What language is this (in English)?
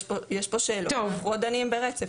Hebrew